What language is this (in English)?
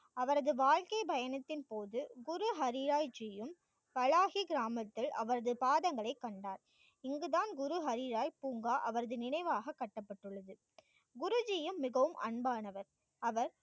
Tamil